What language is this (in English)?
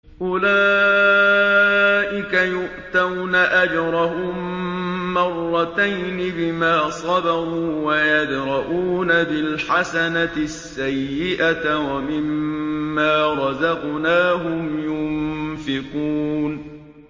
Arabic